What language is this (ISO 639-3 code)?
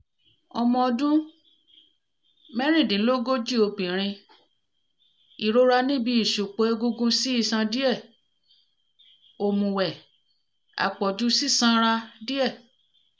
yor